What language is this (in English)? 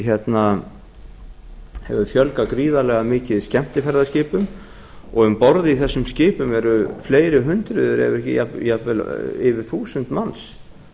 Icelandic